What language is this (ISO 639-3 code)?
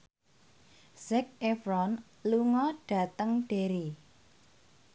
jav